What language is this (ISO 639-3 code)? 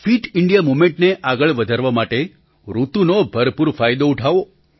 guj